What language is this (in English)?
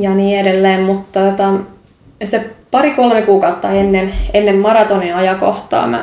Finnish